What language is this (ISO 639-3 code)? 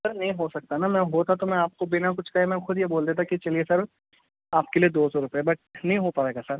urd